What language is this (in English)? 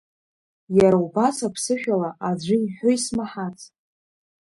Abkhazian